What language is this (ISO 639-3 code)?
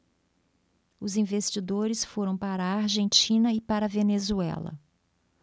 por